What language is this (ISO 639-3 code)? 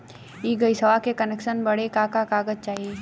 bho